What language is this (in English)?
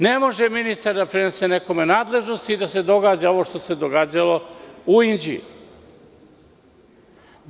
Serbian